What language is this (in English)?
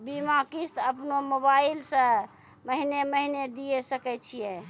Maithili